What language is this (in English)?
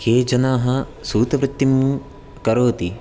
Sanskrit